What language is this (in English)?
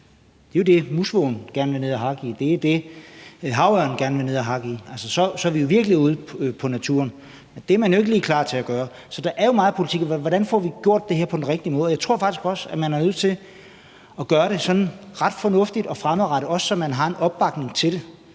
Danish